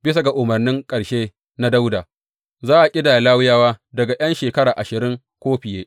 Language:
Hausa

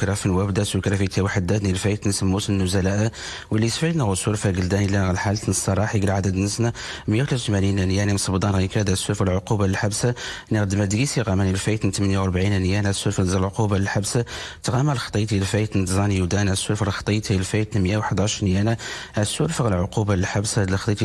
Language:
Arabic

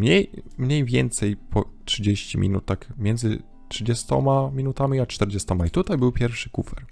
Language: Polish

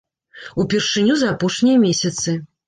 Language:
Belarusian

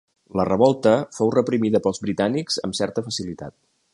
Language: Catalan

